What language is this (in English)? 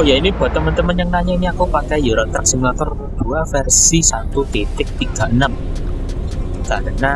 Indonesian